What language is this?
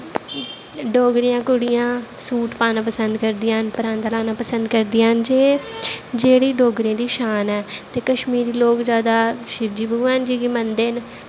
Dogri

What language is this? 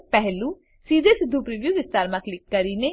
Gujarati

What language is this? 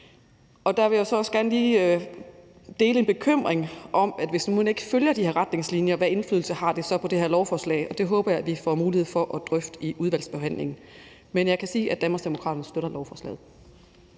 Danish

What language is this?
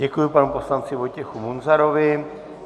Czech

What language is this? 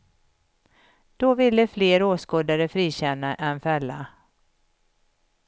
Swedish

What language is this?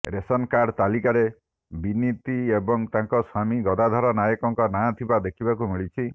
Odia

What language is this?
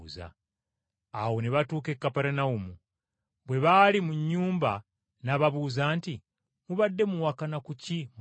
Ganda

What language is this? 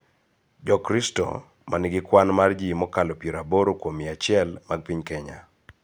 Luo (Kenya and Tanzania)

